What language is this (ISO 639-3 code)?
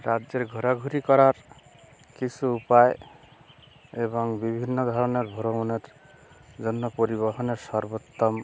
ben